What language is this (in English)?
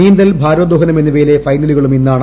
Malayalam